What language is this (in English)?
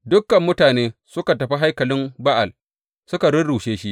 Hausa